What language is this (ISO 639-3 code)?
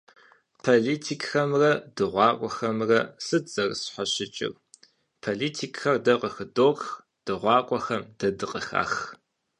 kbd